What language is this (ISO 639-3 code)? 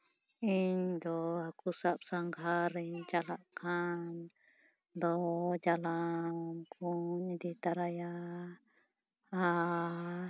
sat